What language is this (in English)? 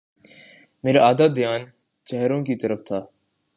Urdu